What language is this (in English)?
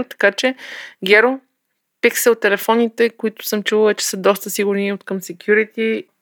Bulgarian